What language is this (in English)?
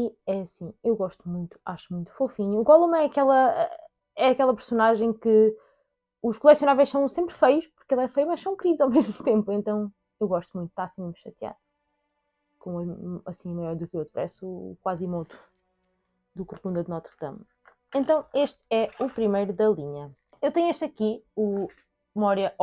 Portuguese